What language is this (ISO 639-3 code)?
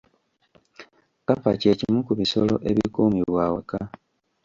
lug